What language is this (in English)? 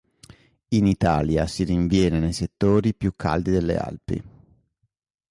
Italian